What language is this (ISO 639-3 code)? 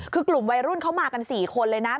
tha